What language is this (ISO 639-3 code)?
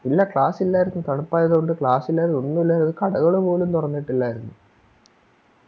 mal